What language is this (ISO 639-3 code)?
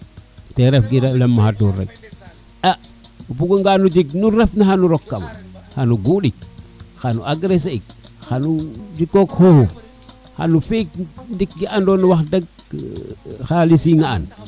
srr